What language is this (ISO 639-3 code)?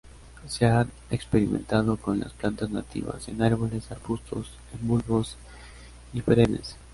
spa